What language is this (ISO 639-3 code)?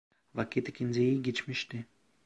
tur